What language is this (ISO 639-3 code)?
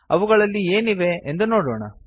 kan